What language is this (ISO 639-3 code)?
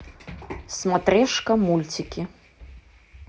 rus